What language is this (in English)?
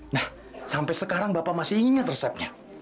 Indonesian